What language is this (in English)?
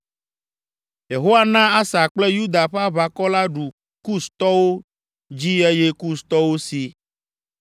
Ewe